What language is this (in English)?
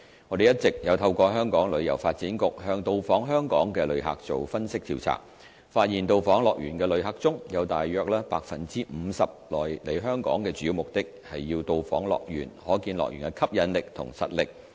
Cantonese